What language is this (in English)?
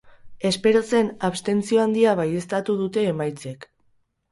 Basque